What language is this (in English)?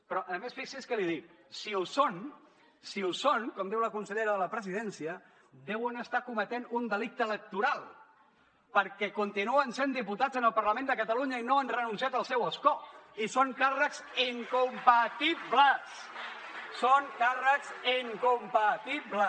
Catalan